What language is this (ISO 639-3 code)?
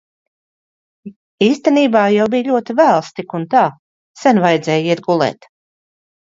lav